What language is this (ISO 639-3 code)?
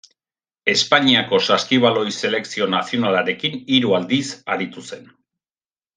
eus